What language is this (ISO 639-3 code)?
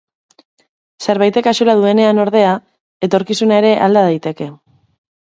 eus